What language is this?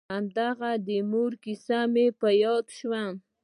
Pashto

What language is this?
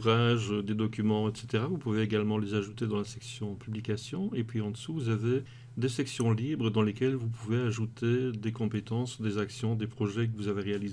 French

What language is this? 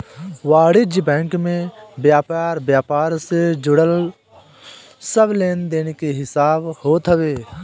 Bhojpuri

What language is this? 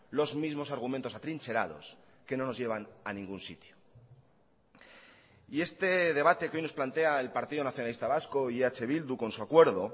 Spanish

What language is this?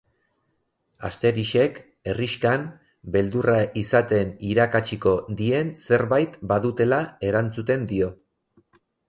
Basque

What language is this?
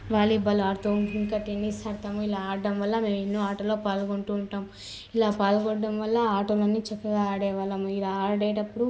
Telugu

